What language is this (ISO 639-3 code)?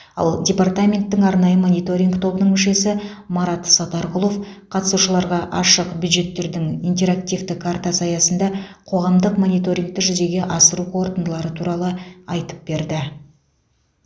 kaz